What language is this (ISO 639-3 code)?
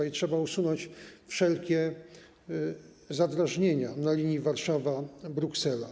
pol